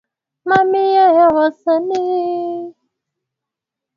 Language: Swahili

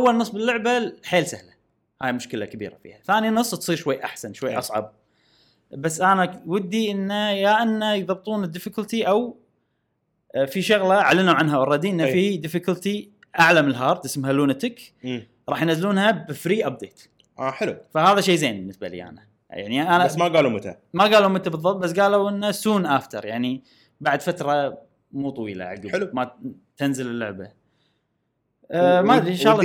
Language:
Arabic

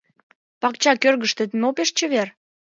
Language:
Mari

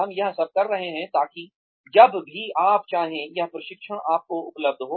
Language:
Hindi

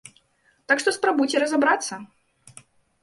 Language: Belarusian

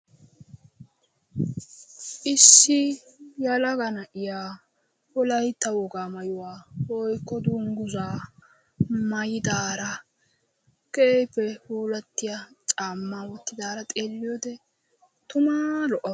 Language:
Wolaytta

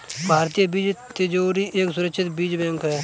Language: Hindi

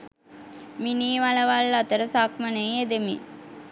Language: Sinhala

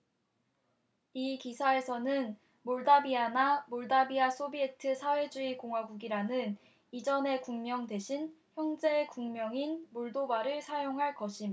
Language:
Korean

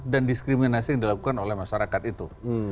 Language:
Indonesian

